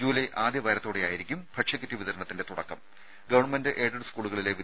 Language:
Malayalam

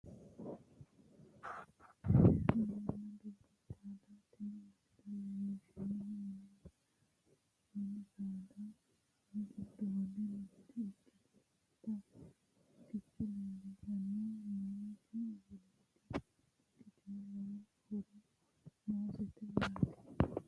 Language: Sidamo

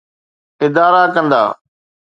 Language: Sindhi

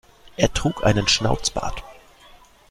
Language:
German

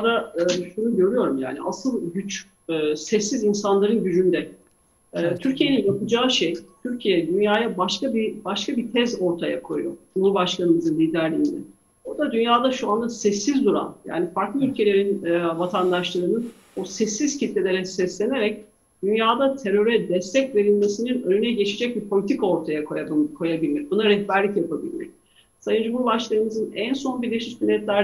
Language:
Turkish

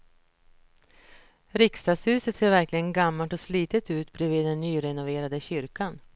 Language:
Swedish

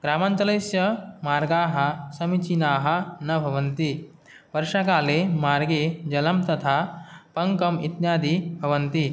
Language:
Sanskrit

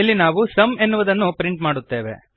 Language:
Kannada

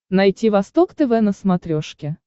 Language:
Russian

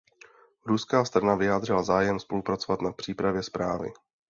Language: Czech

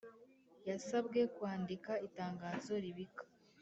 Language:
Kinyarwanda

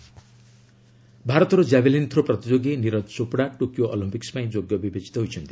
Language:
Odia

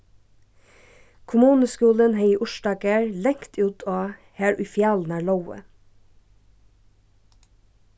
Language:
Faroese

